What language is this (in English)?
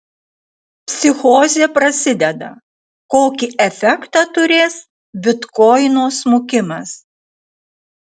Lithuanian